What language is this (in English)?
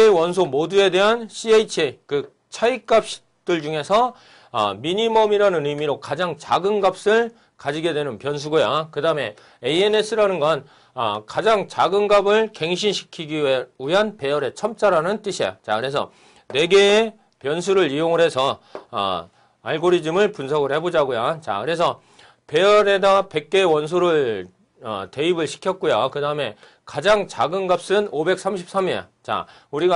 Korean